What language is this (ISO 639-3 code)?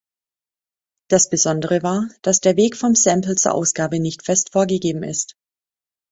deu